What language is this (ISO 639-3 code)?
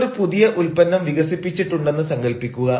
mal